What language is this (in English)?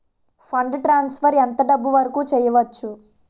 Telugu